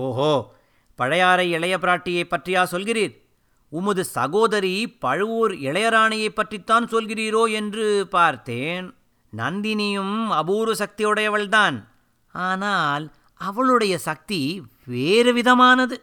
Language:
Tamil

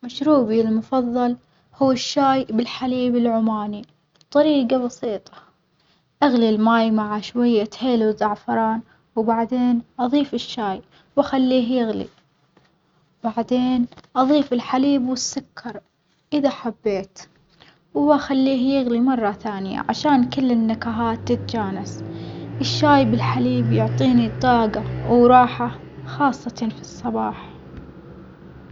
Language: Omani Arabic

